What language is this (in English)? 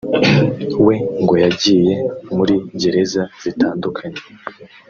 Kinyarwanda